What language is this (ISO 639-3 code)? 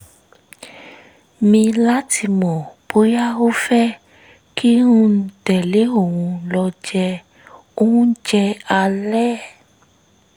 yor